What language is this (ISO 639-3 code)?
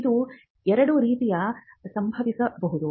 kan